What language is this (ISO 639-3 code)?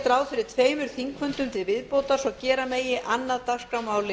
isl